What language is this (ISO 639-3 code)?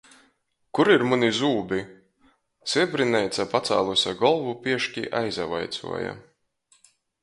ltg